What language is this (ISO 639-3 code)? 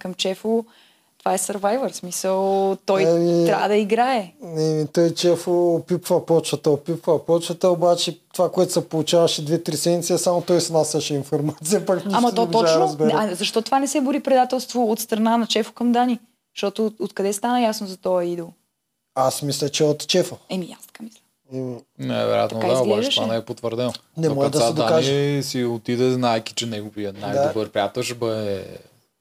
bul